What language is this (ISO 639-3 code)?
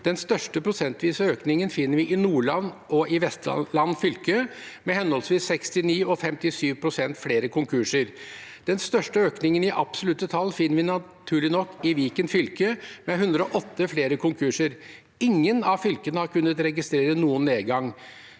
nor